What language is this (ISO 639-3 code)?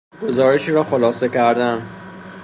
fas